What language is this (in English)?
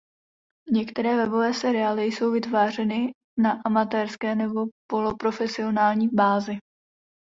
Czech